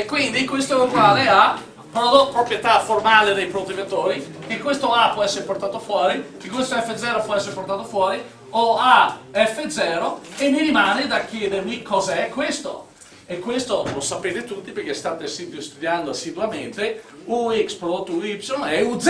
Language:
Italian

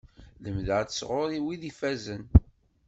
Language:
Kabyle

